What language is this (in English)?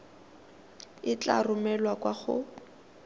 Tswana